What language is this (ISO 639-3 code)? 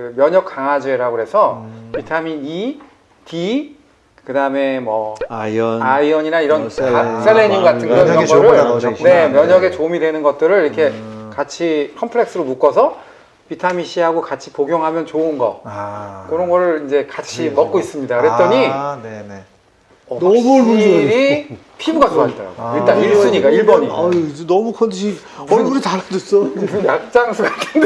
kor